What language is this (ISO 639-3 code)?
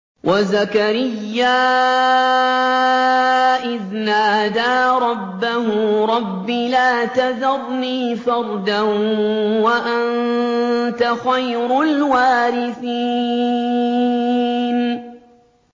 ara